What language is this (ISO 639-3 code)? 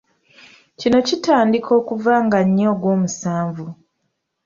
lug